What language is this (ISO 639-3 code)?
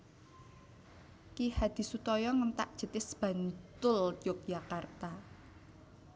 jav